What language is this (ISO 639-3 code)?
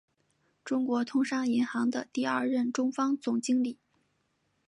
zho